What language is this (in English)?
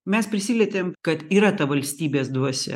Lithuanian